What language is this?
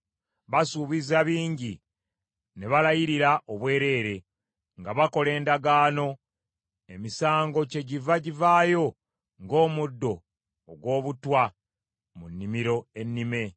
Ganda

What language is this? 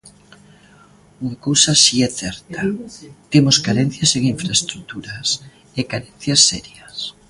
Galician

